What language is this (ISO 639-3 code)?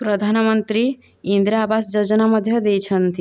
ori